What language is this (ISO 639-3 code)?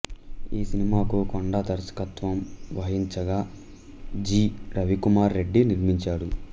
tel